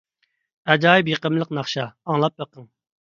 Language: Uyghur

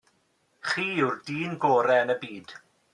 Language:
Welsh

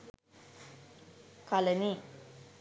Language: Sinhala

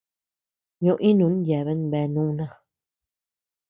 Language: Tepeuxila Cuicatec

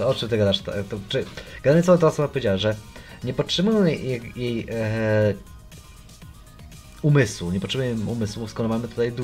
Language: Polish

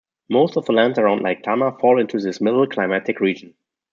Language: English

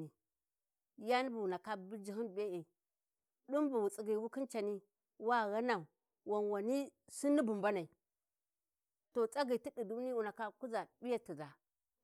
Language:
Warji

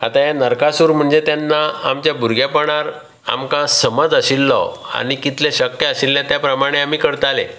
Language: Konkani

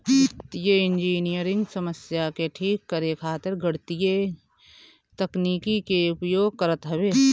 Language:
Bhojpuri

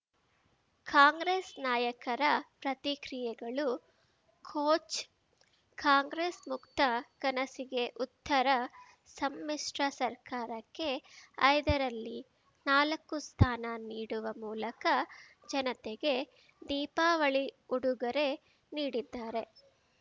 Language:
Kannada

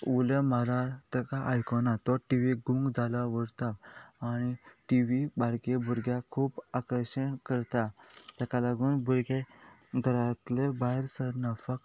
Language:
Konkani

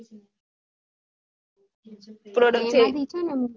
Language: Gujarati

